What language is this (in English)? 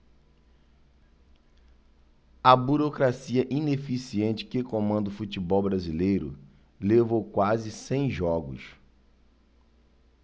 Portuguese